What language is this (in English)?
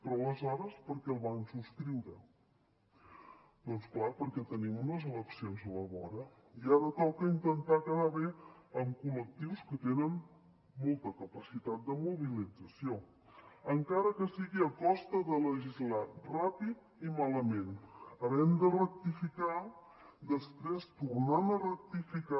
Catalan